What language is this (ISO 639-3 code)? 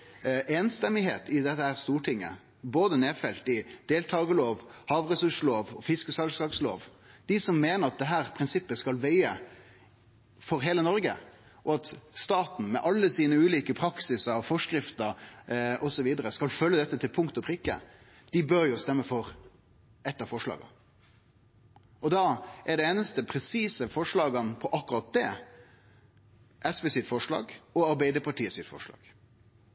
nno